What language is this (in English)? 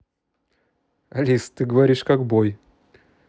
Russian